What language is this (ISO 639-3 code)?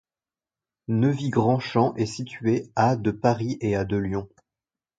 fra